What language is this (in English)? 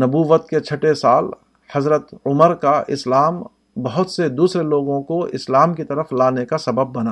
Urdu